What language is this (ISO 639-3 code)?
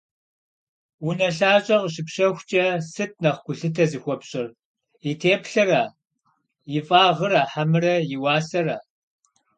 kbd